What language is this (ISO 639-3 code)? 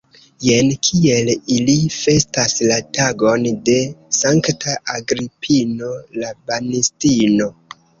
epo